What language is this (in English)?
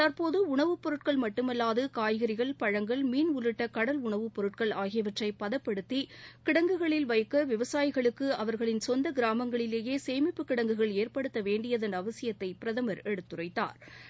Tamil